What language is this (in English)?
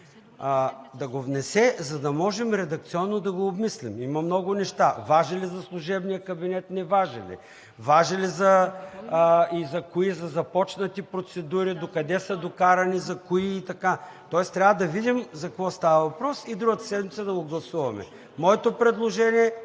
Bulgarian